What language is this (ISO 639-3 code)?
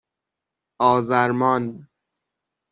fas